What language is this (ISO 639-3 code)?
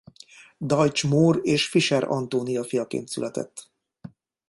hun